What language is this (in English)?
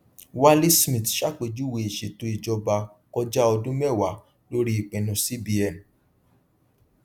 Yoruba